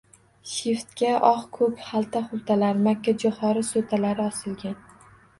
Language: Uzbek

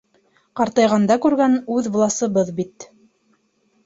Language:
Bashkir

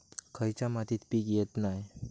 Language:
Marathi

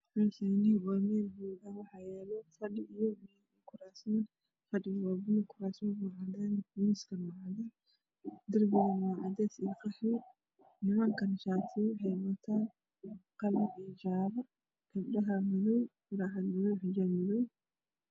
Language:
Somali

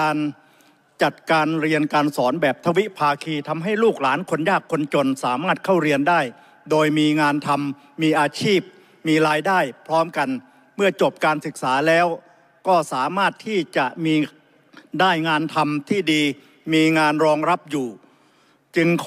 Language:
Thai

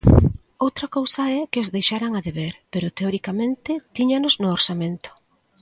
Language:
Galician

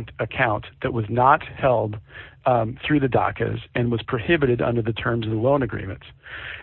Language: English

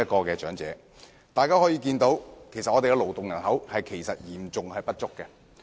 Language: Cantonese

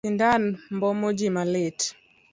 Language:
Luo (Kenya and Tanzania)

